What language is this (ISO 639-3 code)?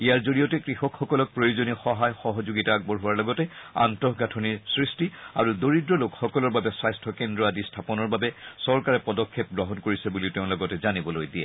asm